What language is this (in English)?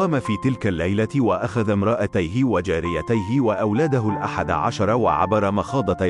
Arabic